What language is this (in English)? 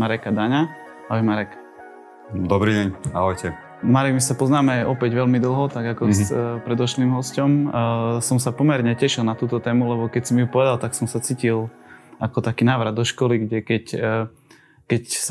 Slovak